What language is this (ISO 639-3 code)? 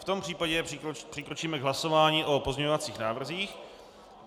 ces